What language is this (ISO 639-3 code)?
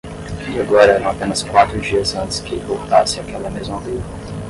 por